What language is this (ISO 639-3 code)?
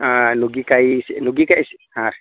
kan